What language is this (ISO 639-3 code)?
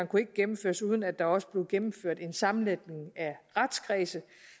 dan